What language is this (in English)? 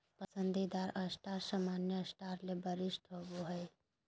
Magahi